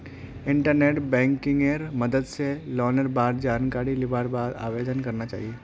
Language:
Magahi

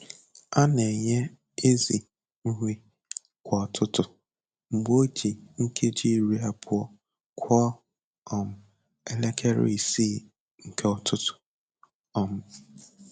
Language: Igbo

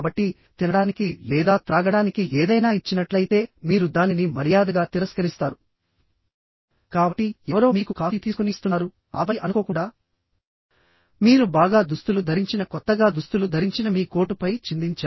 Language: Telugu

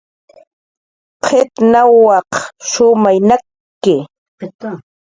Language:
Jaqaru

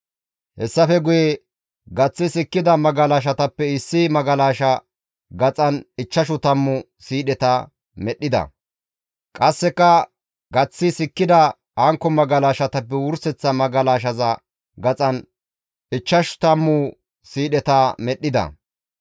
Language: Gamo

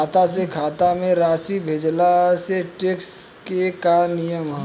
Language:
Bhojpuri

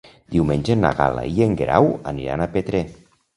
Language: Catalan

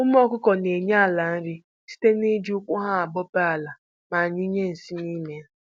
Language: Igbo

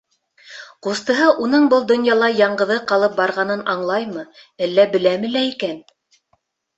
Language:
Bashkir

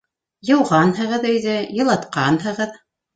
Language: Bashkir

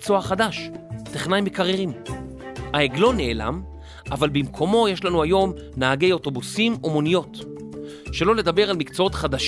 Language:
Hebrew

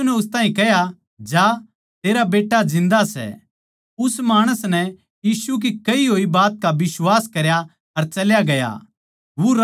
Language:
Haryanvi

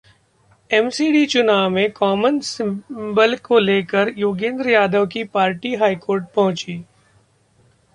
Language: Hindi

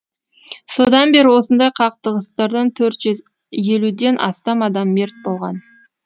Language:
Kazakh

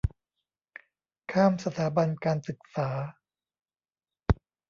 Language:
Thai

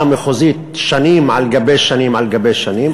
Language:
Hebrew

